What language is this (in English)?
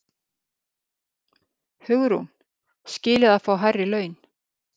Icelandic